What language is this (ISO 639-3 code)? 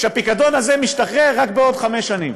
heb